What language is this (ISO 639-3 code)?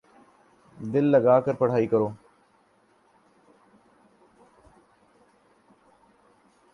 urd